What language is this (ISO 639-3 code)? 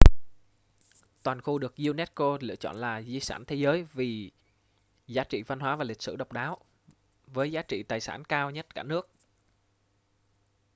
vie